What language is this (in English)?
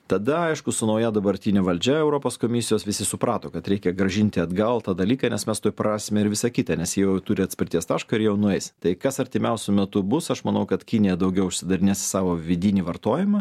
Lithuanian